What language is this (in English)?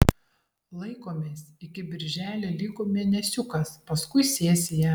Lithuanian